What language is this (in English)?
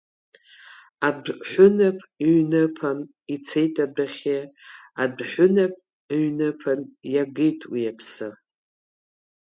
Abkhazian